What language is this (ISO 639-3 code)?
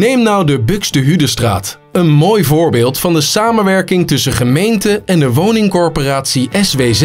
nld